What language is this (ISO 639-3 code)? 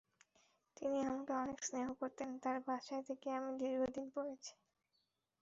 ben